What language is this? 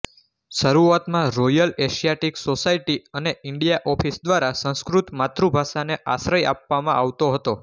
Gujarati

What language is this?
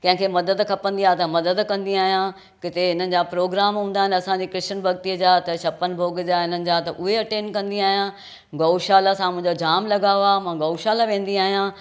Sindhi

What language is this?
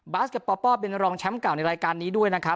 Thai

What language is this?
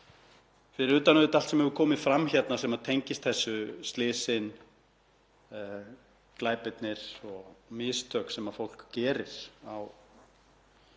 Icelandic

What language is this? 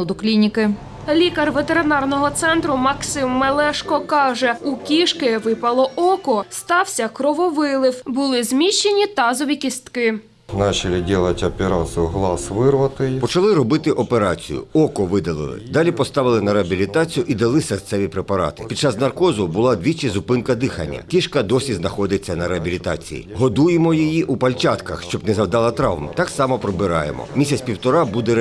Ukrainian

